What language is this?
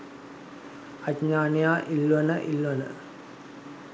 Sinhala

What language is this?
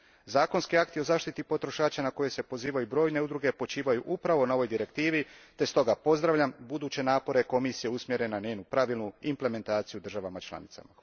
Croatian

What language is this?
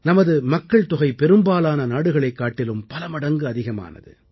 Tamil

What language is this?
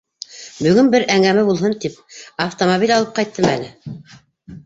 Bashkir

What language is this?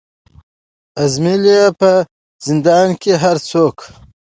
Pashto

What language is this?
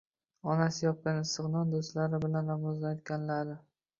Uzbek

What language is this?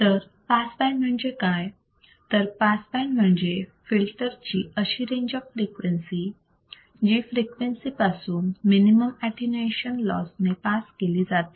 Marathi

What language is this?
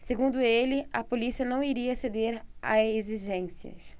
Portuguese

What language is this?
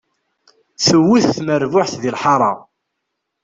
Kabyle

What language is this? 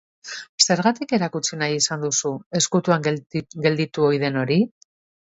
Basque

